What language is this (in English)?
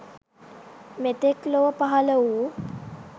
Sinhala